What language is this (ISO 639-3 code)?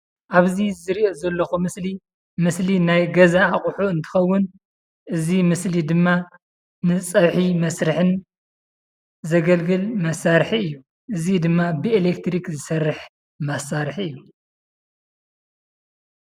tir